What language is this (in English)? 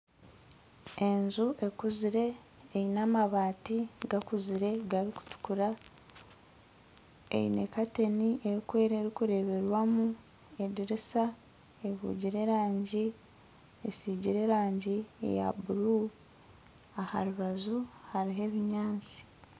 Nyankole